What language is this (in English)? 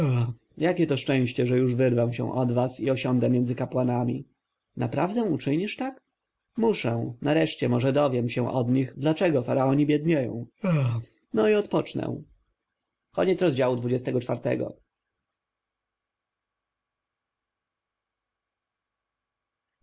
Polish